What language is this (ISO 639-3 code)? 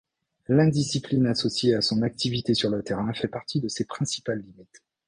fra